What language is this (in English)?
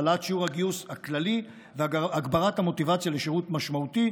Hebrew